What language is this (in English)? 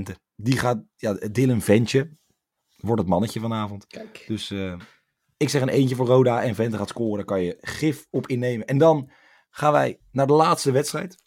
Dutch